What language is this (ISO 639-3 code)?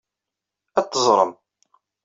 kab